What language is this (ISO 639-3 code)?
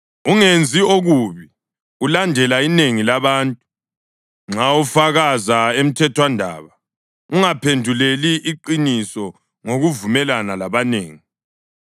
nde